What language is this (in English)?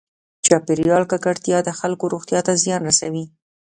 Pashto